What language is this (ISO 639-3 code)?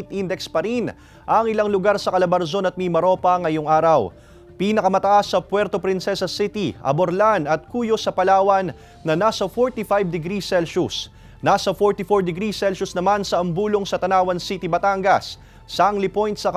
fil